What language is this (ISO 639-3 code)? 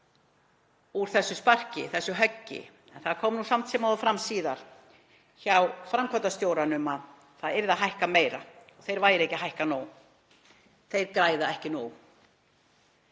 isl